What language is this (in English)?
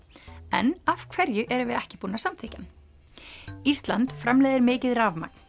Icelandic